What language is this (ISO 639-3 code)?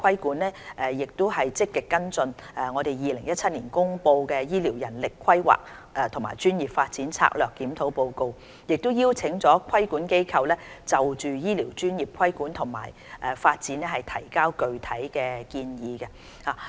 yue